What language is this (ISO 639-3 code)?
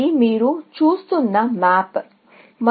tel